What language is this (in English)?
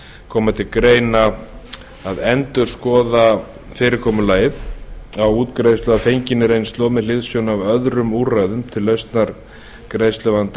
Icelandic